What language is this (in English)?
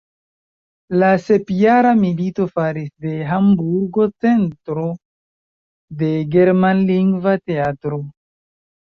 Esperanto